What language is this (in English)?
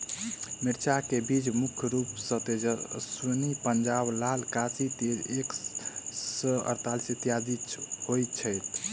Maithili